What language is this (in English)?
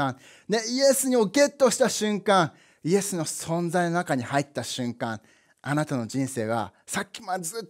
Japanese